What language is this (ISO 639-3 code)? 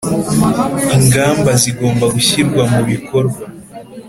kin